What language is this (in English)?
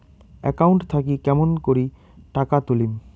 Bangla